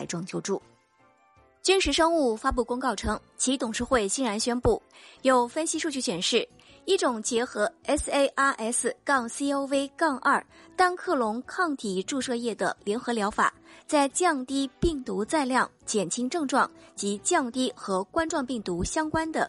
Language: Chinese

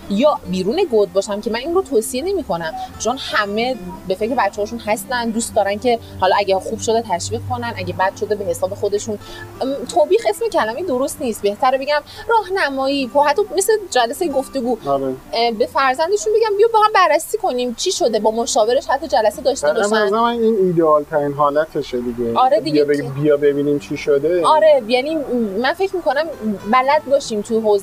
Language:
Persian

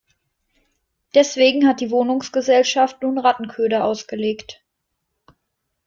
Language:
German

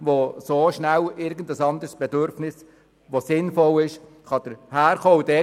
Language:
Swiss German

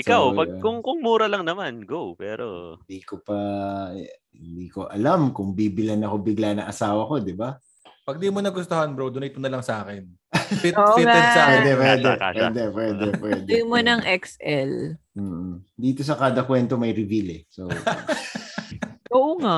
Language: Filipino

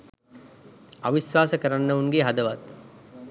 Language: Sinhala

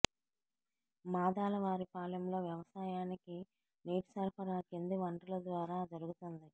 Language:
Telugu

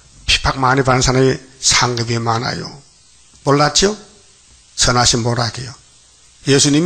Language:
Korean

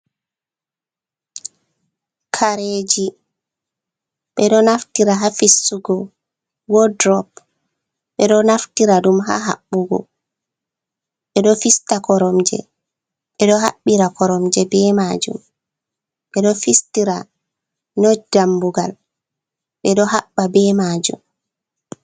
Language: Fula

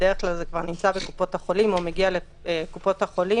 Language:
Hebrew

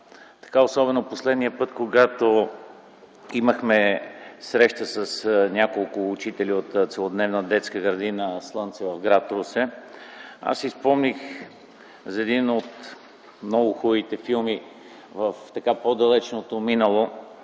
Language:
Bulgarian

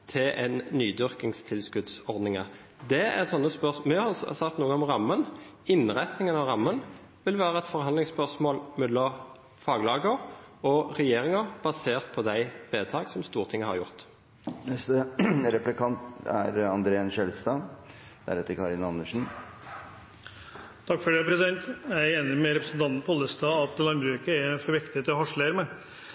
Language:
Norwegian Bokmål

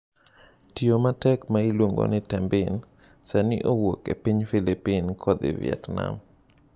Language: Luo (Kenya and Tanzania)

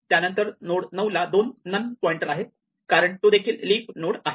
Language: Marathi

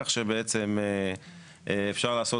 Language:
Hebrew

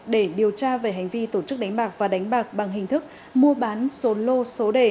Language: Vietnamese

